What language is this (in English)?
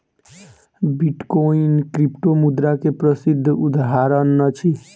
Maithili